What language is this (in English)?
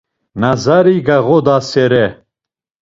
Laz